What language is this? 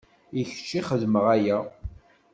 Kabyle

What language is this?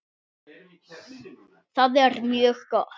Icelandic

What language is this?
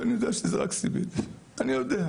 Hebrew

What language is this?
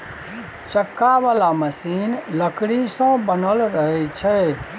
Maithili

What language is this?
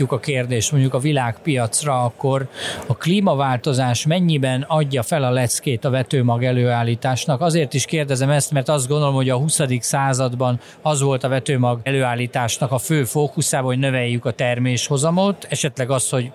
Hungarian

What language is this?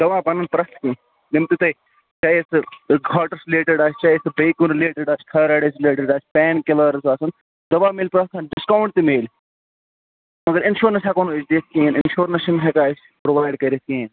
Kashmiri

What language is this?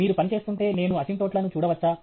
Telugu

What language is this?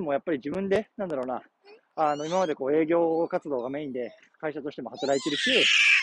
Japanese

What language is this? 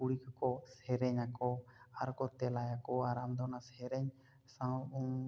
Santali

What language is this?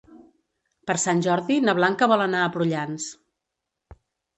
Catalan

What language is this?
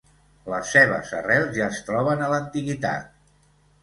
Catalan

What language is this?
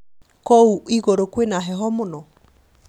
Kikuyu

